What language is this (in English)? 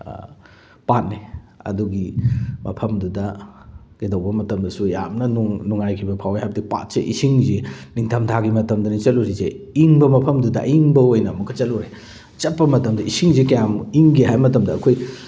Manipuri